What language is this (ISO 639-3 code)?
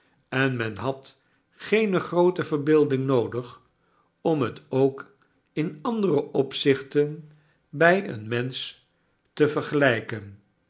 nld